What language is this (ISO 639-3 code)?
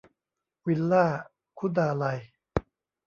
tha